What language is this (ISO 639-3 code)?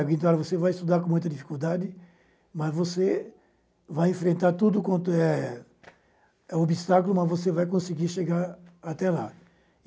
por